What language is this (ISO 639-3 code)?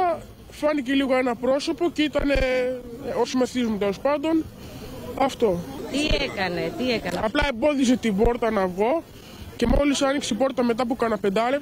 ell